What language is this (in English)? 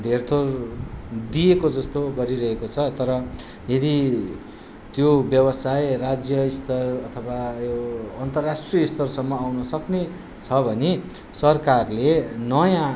Nepali